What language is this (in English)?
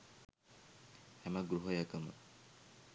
Sinhala